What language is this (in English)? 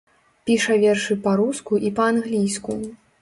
Belarusian